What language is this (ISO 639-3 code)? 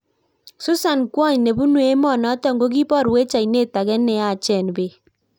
kln